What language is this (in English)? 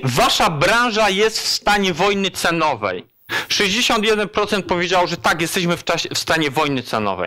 Polish